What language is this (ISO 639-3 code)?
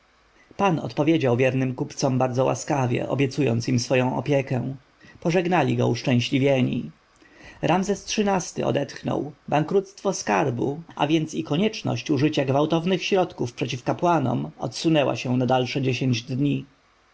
pol